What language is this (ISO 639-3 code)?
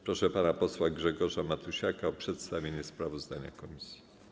pol